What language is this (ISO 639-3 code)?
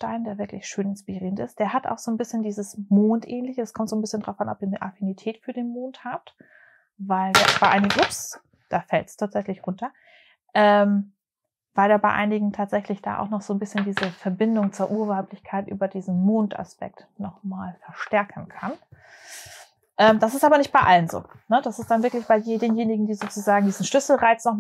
deu